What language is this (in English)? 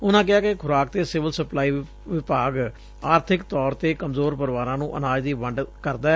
Punjabi